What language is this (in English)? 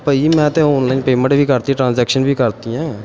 Punjabi